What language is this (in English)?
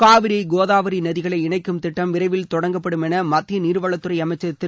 Tamil